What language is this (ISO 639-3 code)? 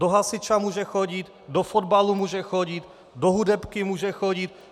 ces